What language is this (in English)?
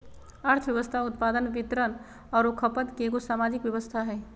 Magahi